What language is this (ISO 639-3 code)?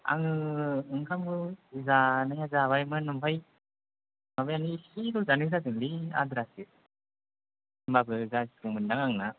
brx